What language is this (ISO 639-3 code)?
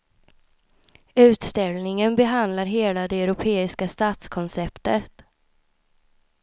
swe